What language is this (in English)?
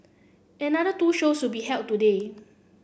English